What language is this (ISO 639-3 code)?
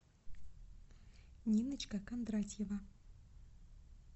rus